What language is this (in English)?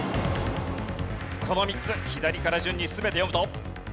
Japanese